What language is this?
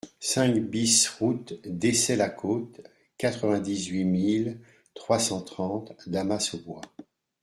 French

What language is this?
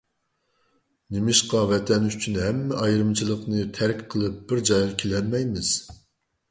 Uyghur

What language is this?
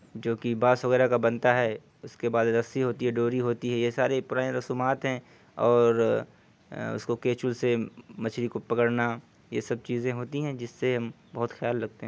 Urdu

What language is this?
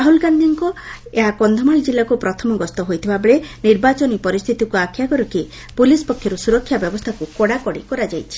Odia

